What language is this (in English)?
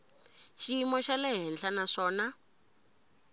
Tsonga